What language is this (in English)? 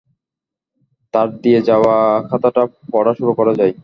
Bangla